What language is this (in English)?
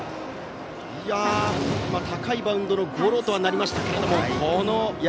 Japanese